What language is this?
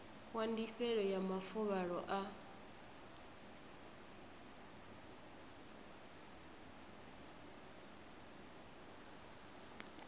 Venda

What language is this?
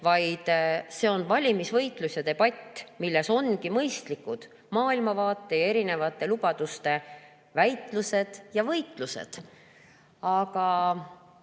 Estonian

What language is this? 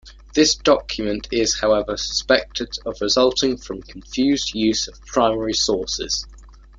English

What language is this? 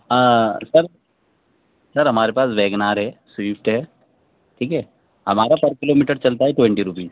Urdu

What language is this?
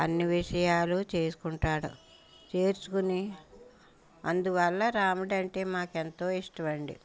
Telugu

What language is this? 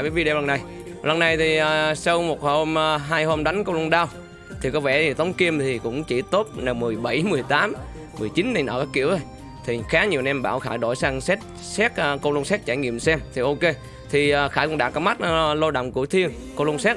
Vietnamese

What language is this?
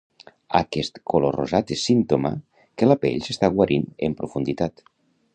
Catalan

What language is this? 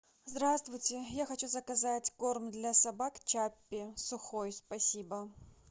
Russian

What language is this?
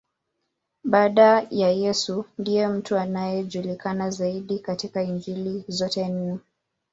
Swahili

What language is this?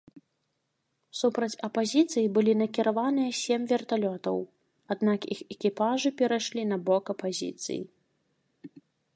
Belarusian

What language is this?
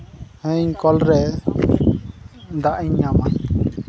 Santali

